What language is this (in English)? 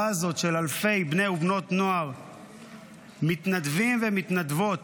Hebrew